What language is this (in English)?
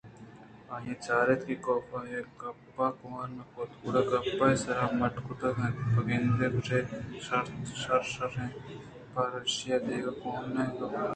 Eastern Balochi